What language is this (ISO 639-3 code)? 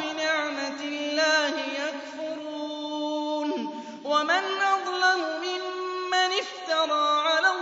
ara